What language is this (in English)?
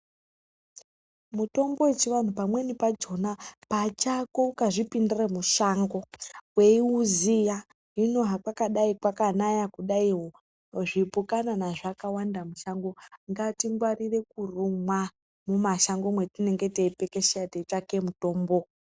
Ndau